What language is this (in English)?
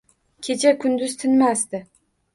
Uzbek